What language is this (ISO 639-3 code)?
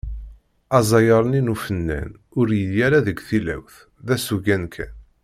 kab